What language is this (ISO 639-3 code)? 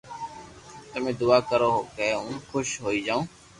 lrk